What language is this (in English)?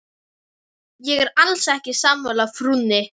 Icelandic